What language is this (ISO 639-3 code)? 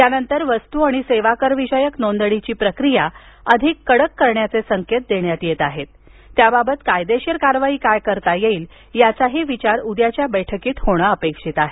mar